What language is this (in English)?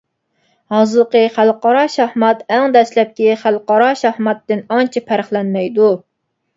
Uyghur